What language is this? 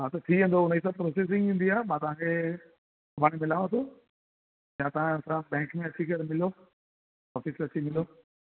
Sindhi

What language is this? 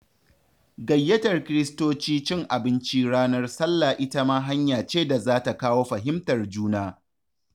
Hausa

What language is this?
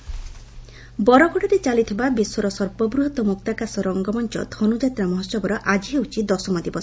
Odia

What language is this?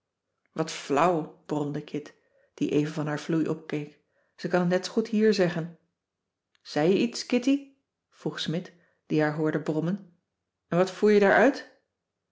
Dutch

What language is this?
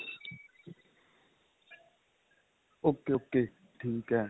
Punjabi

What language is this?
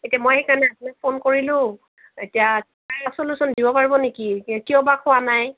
Assamese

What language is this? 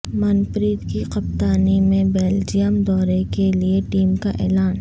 Urdu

